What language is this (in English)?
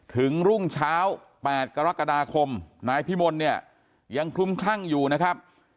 Thai